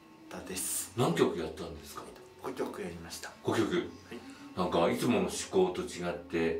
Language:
Japanese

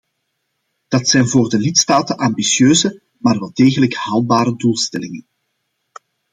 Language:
Dutch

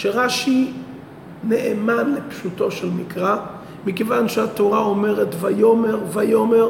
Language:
Hebrew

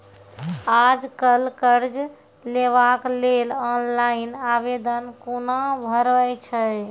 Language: Maithili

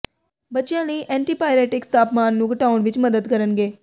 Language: Punjabi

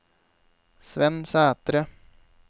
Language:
Norwegian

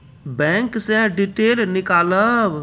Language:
Maithili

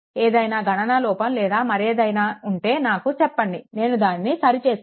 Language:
Telugu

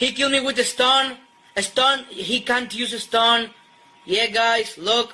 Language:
English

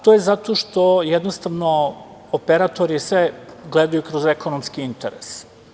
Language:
Serbian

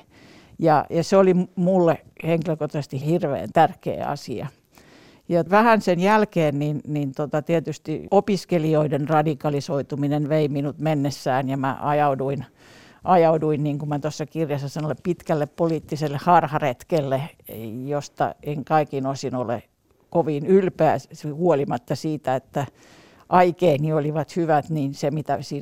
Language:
Finnish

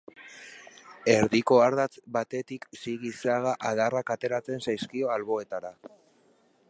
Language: Basque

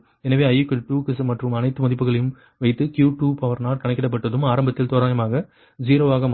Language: Tamil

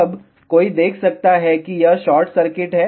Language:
Hindi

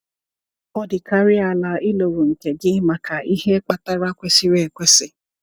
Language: Igbo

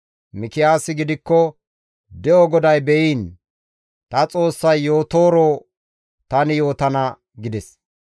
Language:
Gamo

